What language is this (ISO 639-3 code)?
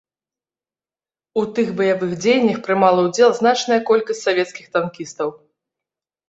bel